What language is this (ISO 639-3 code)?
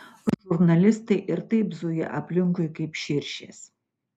lit